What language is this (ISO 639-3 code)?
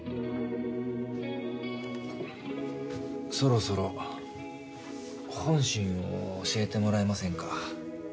jpn